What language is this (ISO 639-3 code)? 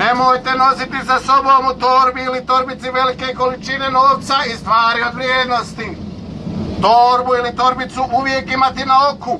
deu